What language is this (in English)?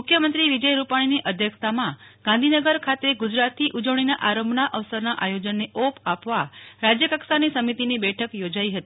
Gujarati